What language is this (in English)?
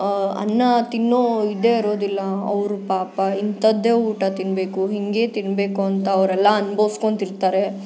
Kannada